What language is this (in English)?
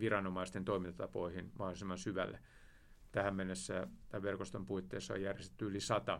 Finnish